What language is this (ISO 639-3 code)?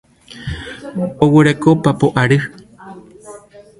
grn